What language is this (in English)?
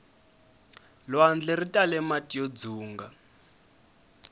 Tsonga